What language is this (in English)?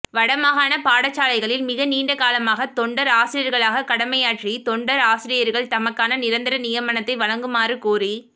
Tamil